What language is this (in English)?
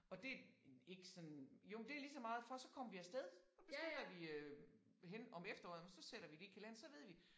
Danish